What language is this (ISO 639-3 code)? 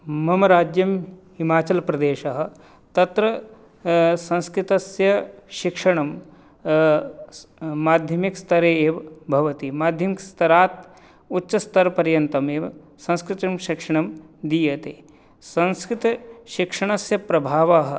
san